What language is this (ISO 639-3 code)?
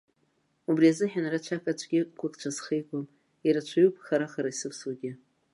abk